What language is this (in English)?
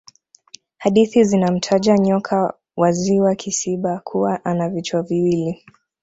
Swahili